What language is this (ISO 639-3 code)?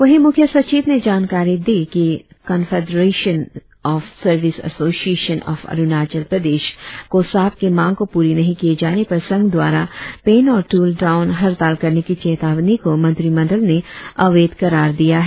hin